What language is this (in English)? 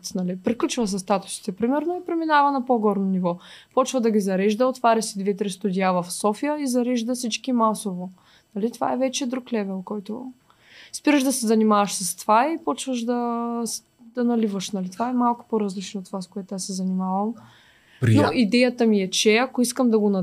Bulgarian